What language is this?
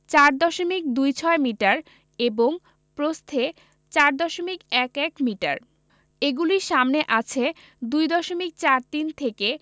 Bangla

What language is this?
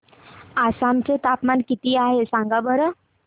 Marathi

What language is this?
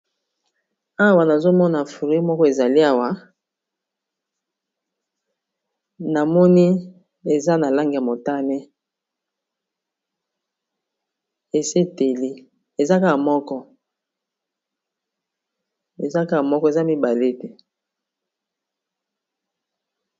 Lingala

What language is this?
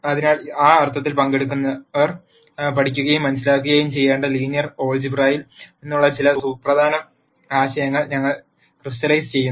Malayalam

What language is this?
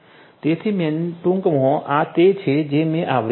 Gujarati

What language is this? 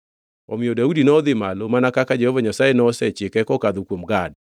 Luo (Kenya and Tanzania)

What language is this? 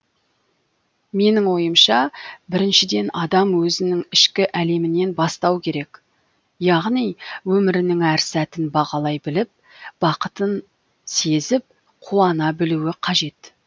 Kazakh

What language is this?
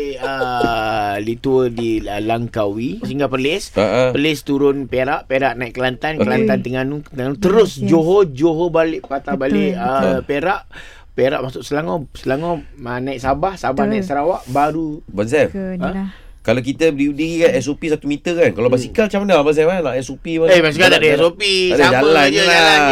Malay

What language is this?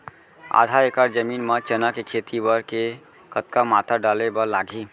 Chhattisgarhi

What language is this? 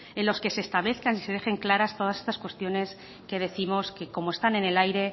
Spanish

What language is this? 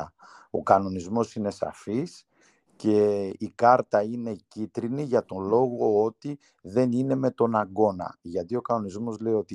Greek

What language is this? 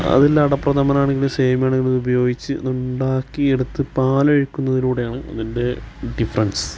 Malayalam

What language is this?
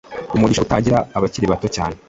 Kinyarwanda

